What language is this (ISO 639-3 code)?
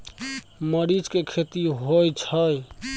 mai